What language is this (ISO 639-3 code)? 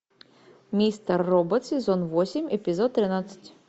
rus